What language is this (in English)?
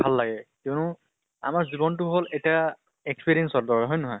Assamese